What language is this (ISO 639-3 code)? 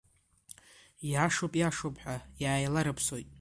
abk